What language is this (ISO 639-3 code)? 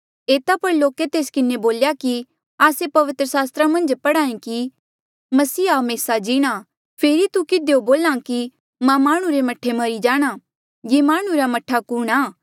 mjl